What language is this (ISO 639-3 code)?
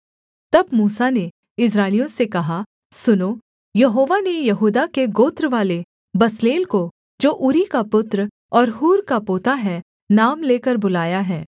hin